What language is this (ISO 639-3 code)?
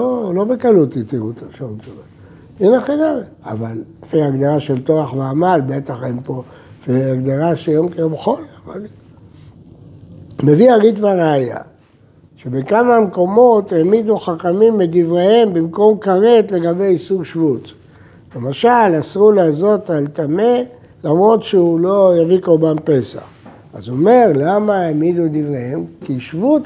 heb